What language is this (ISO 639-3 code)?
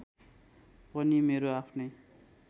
nep